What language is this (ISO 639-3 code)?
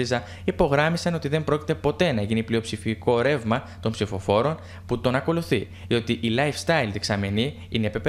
ell